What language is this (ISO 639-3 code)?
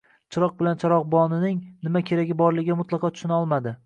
uzb